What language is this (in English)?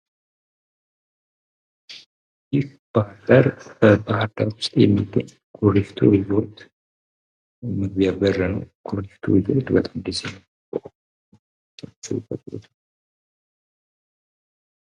Amharic